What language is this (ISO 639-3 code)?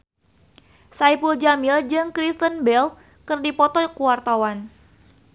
sun